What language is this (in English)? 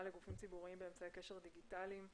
Hebrew